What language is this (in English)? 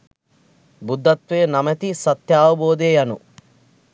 Sinhala